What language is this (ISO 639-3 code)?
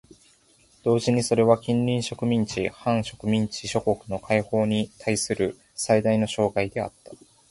jpn